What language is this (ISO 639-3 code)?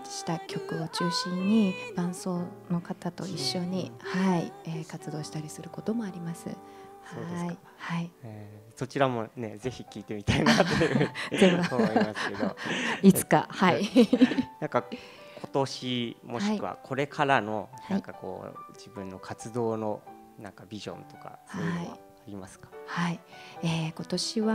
jpn